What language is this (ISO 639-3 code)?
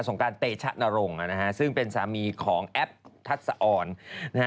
tha